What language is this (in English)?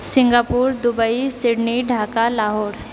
Maithili